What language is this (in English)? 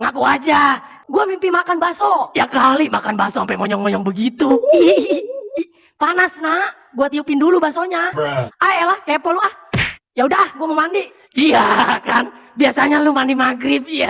Indonesian